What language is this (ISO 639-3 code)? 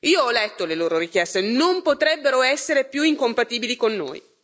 ita